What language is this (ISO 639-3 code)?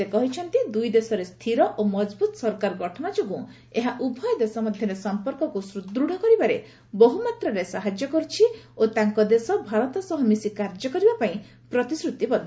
ori